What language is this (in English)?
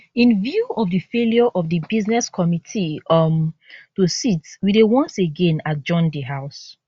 Nigerian Pidgin